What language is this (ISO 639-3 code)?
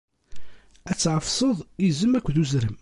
kab